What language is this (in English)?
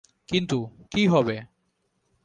Bangla